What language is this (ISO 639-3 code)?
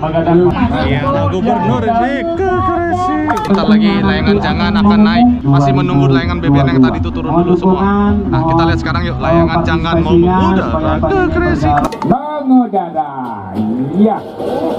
ind